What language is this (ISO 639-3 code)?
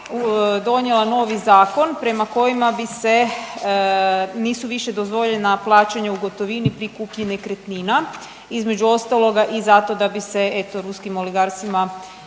hrv